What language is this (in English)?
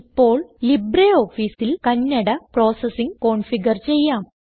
Malayalam